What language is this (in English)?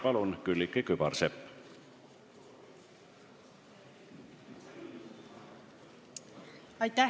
Estonian